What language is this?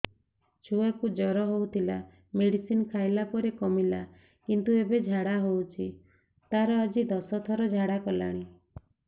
Odia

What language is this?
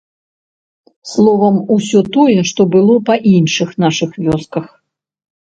Belarusian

